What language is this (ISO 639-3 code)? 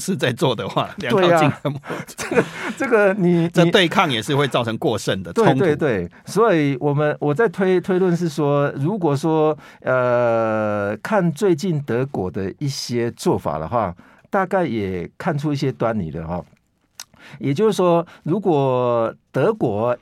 zho